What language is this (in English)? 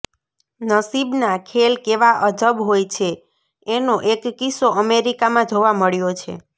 Gujarati